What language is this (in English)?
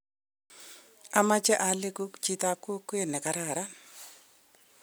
Kalenjin